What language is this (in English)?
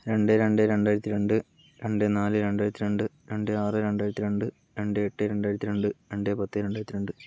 Malayalam